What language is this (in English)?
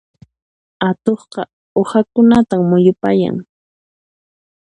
Puno Quechua